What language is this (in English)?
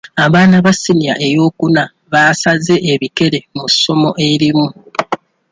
Ganda